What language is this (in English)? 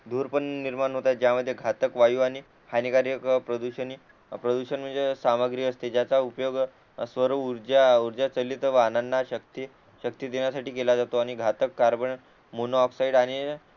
Marathi